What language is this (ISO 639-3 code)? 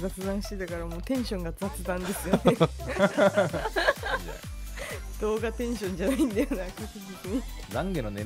jpn